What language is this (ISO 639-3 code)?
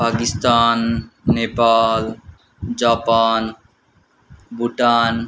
nep